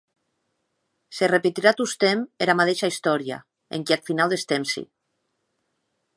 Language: Occitan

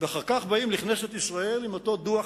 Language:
Hebrew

